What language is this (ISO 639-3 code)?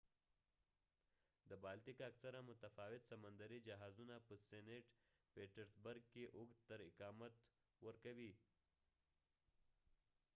pus